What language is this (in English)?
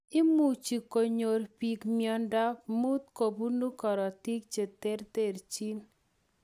Kalenjin